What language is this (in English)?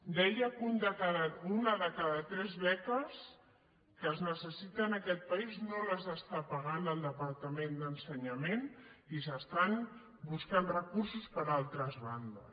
Catalan